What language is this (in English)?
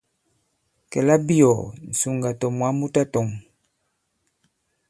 Bankon